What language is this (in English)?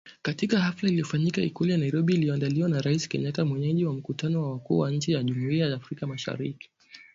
Swahili